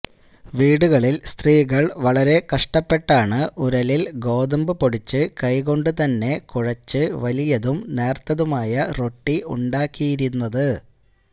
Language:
Malayalam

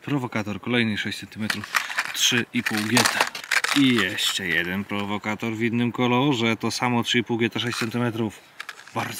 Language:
Polish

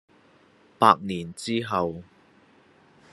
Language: Cantonese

